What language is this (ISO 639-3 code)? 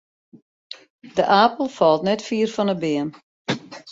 fry